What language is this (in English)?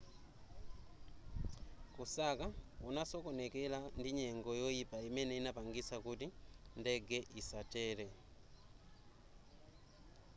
Nyanja